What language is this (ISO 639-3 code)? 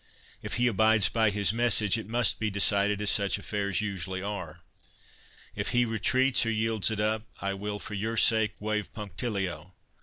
eng